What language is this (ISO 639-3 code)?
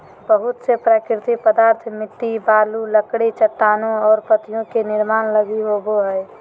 mag